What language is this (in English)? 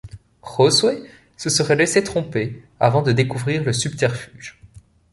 French